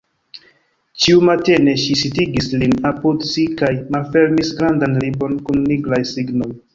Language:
Esperanto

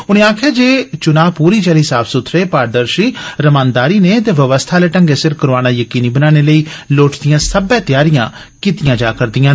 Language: Dogri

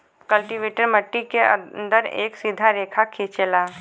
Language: Bhojpuri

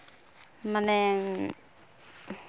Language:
Santali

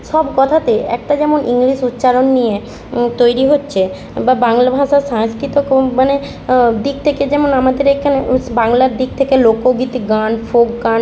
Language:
Bangla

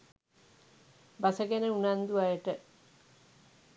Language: Sinhala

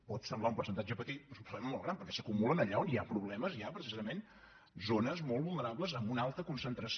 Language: Catalan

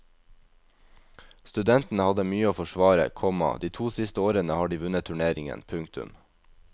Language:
Norwegian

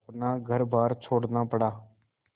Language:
Hindi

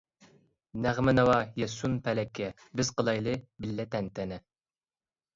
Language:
Uyghur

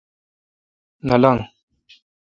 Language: Kalkoti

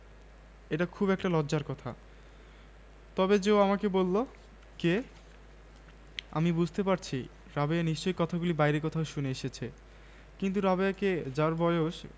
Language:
Bangla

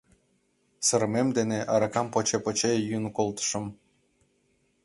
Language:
Mari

